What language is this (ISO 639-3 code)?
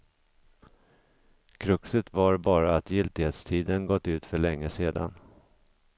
swe